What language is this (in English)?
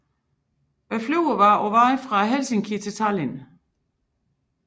Danish